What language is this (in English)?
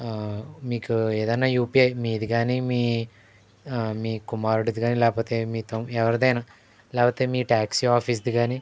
Telugu